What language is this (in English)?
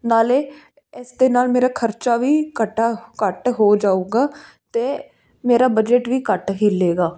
Punjabi